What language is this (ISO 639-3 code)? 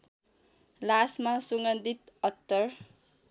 nep